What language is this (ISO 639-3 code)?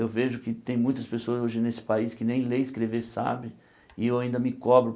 por